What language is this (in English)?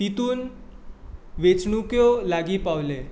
Konkani